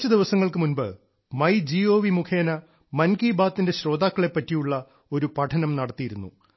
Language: Malayalam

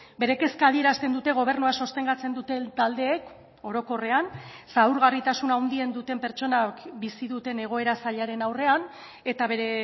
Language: Basque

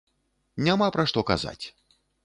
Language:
Belarusian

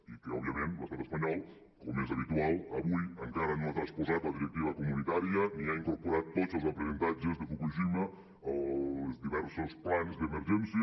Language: Catalan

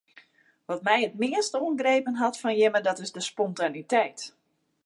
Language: Western Frisian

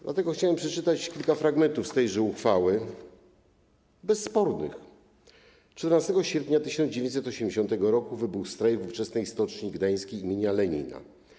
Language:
Polish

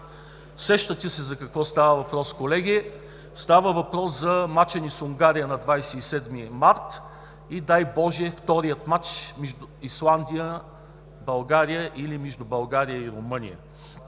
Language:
Bulgarian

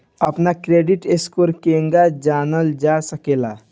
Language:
Bhojpuri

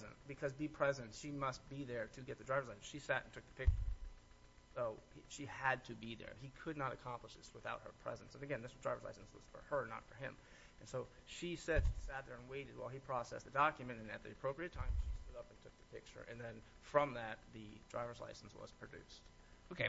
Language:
English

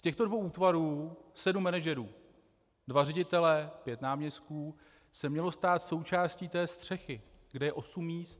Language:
Czech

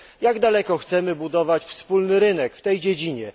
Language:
Polish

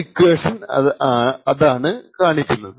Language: Malayalam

